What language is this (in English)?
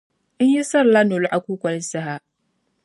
Dagbani